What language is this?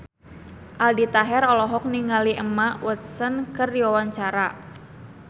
Sundanese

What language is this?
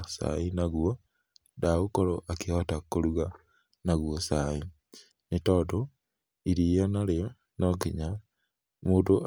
Kikuyu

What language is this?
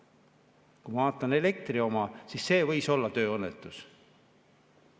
Estonian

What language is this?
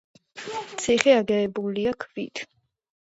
Georgian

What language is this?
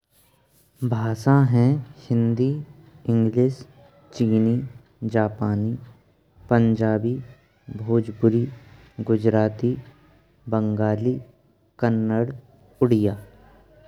Braj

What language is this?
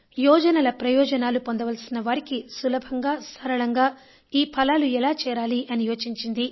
Telugu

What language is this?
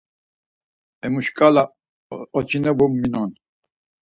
Laz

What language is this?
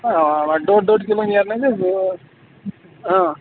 Kashmiri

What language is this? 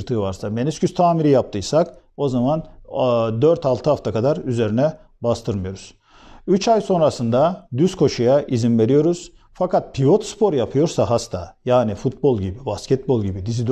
Turkish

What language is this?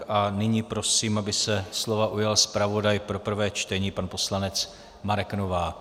Czech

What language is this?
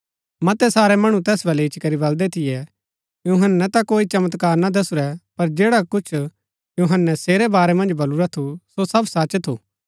Gaddi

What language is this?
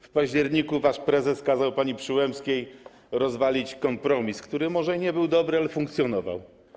Polish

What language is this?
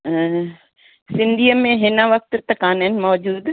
Sindhi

